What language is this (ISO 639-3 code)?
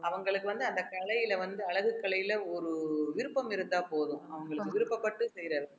tam